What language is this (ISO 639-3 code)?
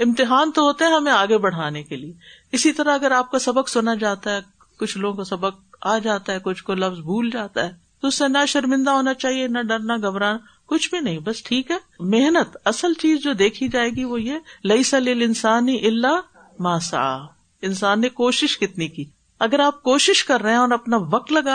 urd